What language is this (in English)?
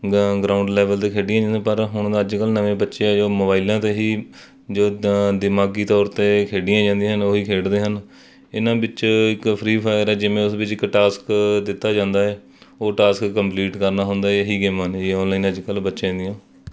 Punjabi